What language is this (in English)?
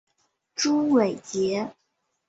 Chinese